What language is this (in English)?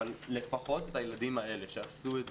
Hebrew